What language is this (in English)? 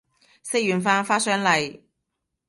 Cantonese